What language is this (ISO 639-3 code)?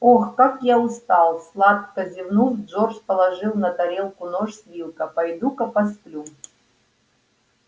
rus